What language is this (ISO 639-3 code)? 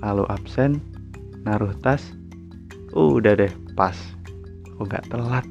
ind